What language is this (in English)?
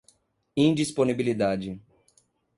Portuguese